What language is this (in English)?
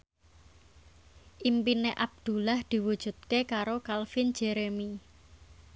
Javanese